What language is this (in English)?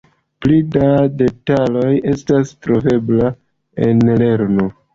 Esperanto